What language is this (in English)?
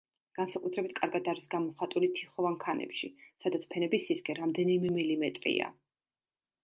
Georgian